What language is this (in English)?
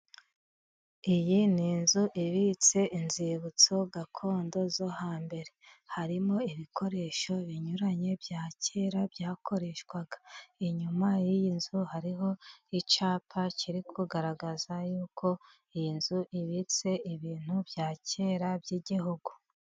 Kinyarwanda